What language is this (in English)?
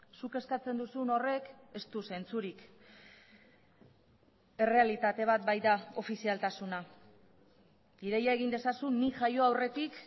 Basque